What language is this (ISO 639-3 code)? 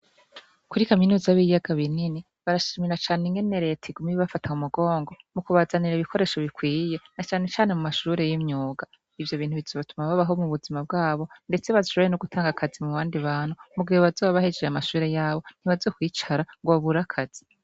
run